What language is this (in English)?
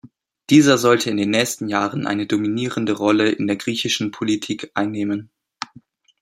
German